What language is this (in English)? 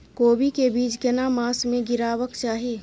Maithili